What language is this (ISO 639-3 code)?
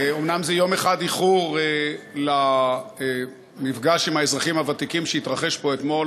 heb